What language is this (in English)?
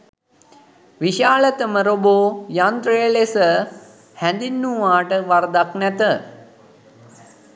Sinhala